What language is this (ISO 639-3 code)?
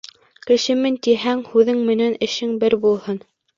bak